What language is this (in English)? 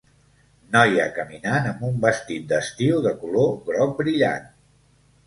Catalan